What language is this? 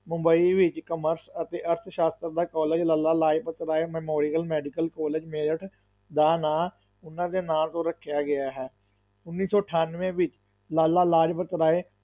Punjabi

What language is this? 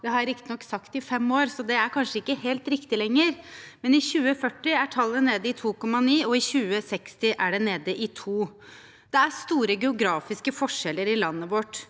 Norwegian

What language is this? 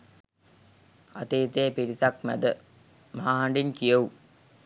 Sinhala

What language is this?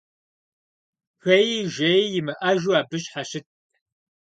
Kabardian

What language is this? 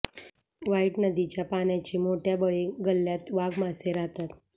Marathi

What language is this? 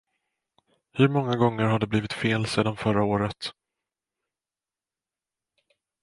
Swedish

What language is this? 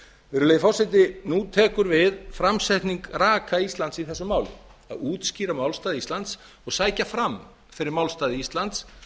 Icelandic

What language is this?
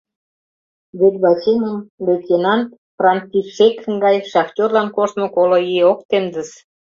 Mari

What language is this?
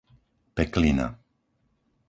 Slovak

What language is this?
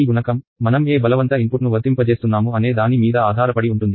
Telugu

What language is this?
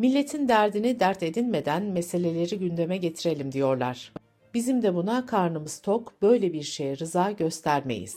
Turkish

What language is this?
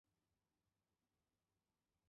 Chinese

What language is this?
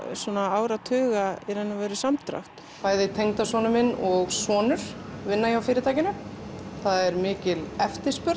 Icelandic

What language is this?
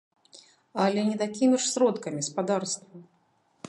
Belarusian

